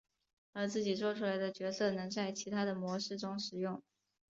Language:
Chinese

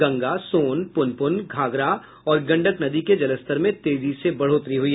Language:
Hindi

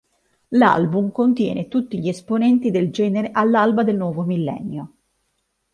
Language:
Italian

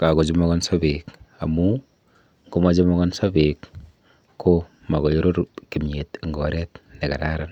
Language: Kalenjin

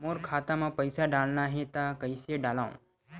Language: Chhattisgarhi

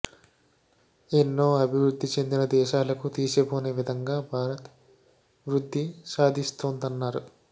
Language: Telugu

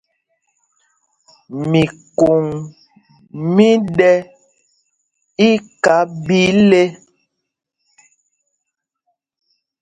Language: Mpumpong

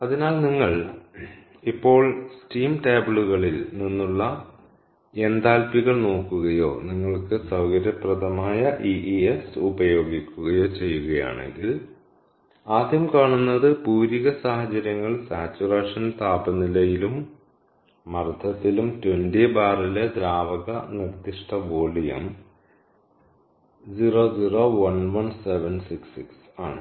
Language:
Malayalam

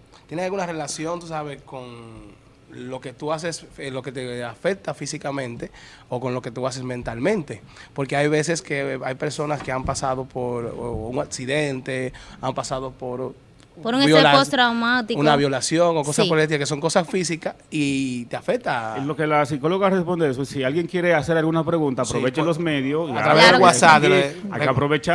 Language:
Spanish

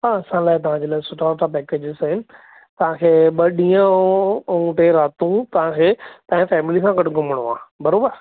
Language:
Sindhi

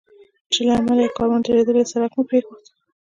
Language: Pashto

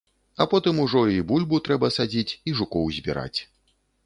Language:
Belarusian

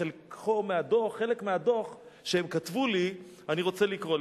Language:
Hebrew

